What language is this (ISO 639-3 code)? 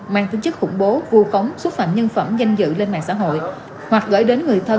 vie